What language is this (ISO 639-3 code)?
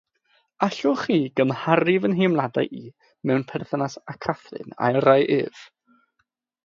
cym